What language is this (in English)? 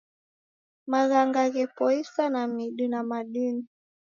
Taita